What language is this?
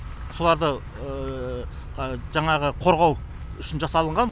Kazakh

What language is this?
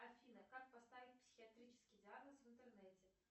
Russian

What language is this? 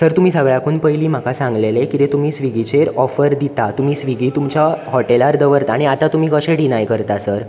Konkani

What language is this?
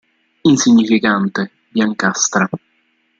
Italian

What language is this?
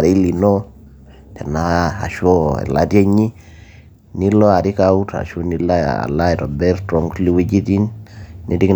Masai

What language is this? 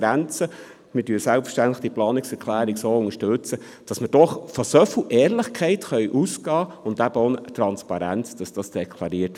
Swiss German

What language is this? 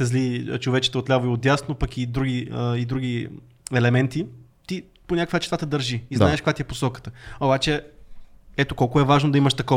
Bulgarian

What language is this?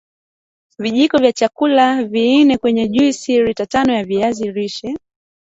Swahili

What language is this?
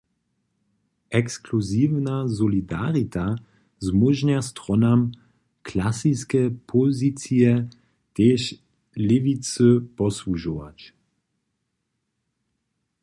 Upper Sorbian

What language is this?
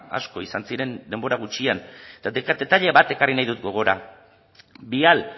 Basque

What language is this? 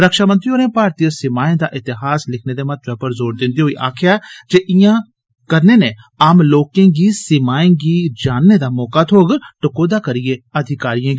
Dogri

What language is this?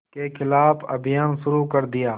Hindi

